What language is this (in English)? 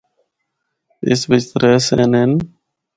Northern Hindko